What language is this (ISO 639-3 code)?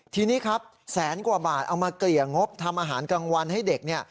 tha